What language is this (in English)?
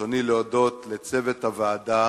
Hebrew